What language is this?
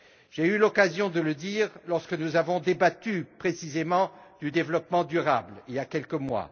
French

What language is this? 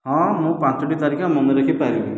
Odia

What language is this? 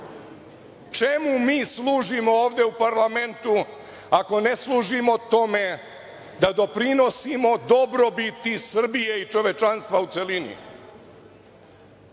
Serbian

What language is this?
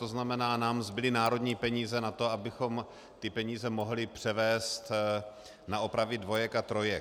Czech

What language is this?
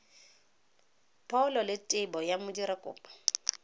Tswana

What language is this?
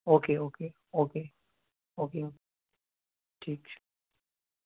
Urdu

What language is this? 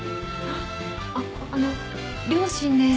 Japanese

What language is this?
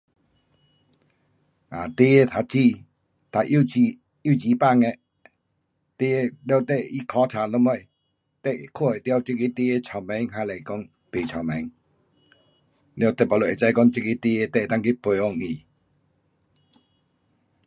Pu-Xian Chinese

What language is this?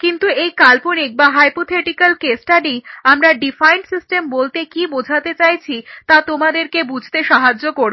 Bangla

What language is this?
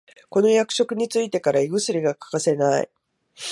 Japanese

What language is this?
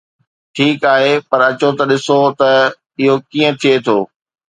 Sindhi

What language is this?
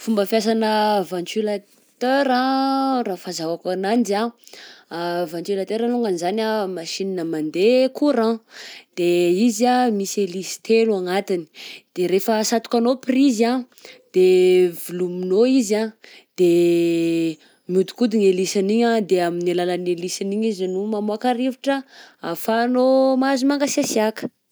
Southern Betsimisaraka Malagasy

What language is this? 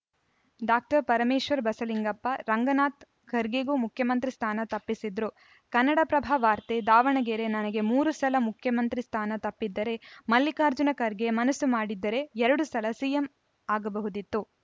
Kannada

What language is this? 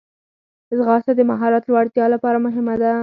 Pashto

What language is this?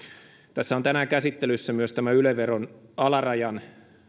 Finnish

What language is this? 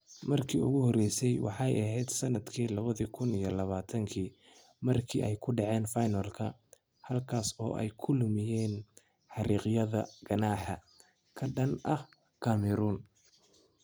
Somali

